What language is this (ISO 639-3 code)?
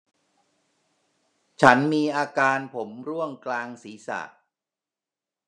tha